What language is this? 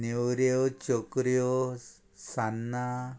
Konkani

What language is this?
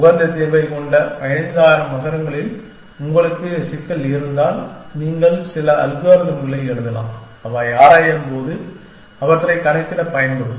Tamil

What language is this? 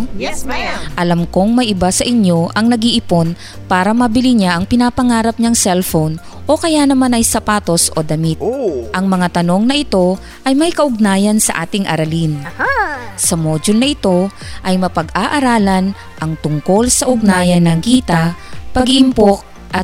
Filipino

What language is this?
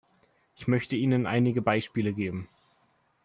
German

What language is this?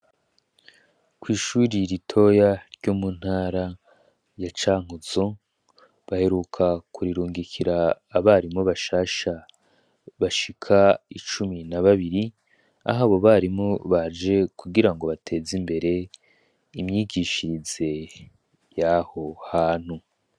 Rundi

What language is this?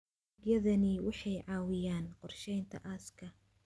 Somali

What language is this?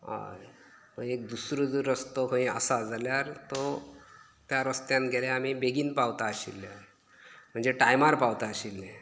Konkani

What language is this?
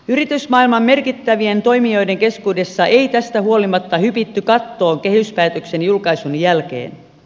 Finnish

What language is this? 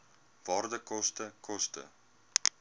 Afrikaans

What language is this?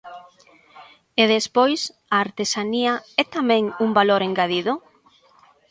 Galician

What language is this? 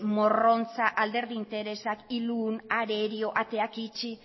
Basque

